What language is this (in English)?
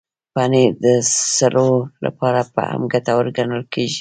Pashto